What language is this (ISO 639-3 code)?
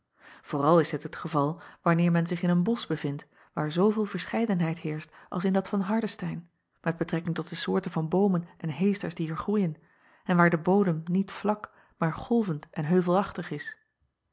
nld